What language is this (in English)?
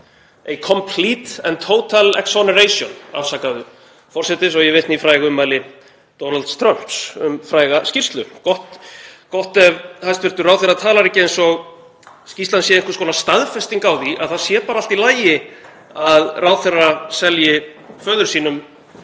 Icelandic